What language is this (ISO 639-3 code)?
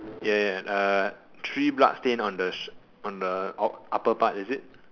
eng